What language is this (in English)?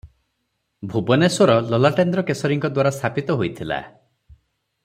Odia